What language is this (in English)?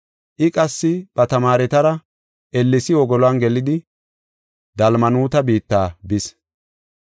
Gofa